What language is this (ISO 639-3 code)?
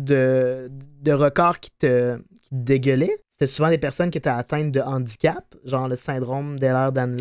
fra